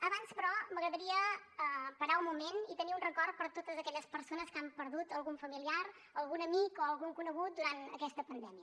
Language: Catalan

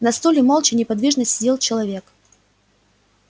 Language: Russian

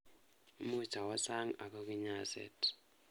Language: Kalenjin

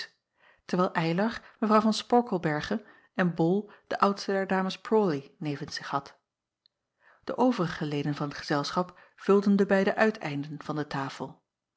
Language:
Dutch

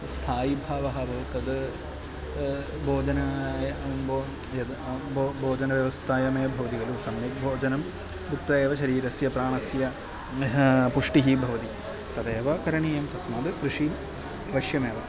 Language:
Sanskrit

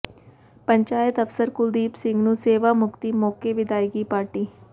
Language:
Punjabi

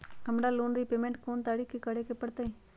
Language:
Magahi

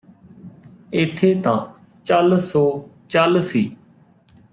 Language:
Punjabi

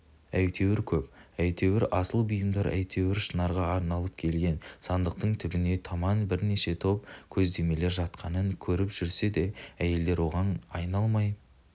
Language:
Kazakh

